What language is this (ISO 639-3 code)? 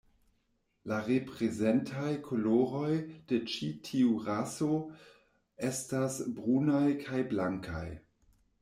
epo